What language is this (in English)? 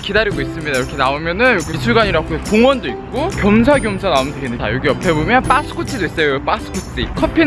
Korean